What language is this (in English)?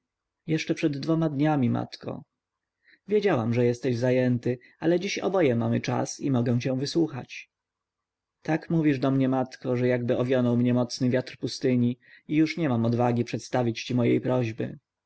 Polish